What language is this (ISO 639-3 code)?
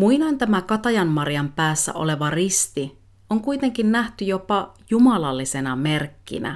fin